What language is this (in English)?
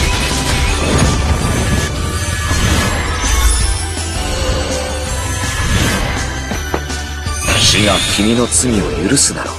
Japanese